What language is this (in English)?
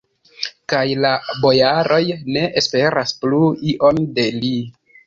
Esperanto